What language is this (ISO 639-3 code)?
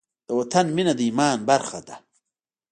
pus